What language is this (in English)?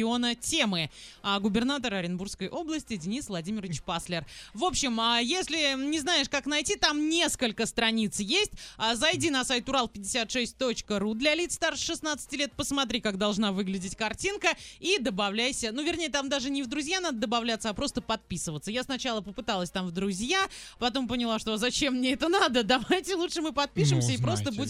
Russian